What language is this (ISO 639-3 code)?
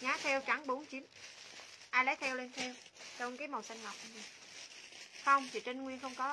vie